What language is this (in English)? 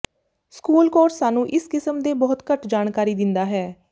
Punjabi